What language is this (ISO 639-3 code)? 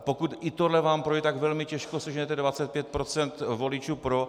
ces